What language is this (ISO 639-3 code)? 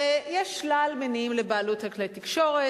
heb